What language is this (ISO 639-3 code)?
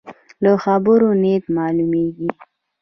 pus